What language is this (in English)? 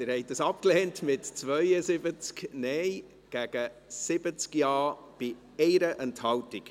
Swiss German